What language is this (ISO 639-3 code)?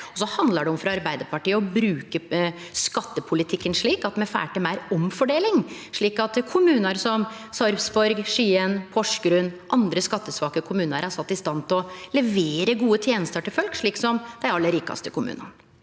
nor